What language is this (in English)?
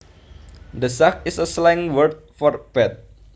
Javanese